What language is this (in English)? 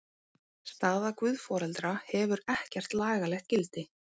Icelandic